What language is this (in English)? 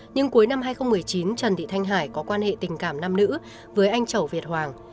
Vietnamese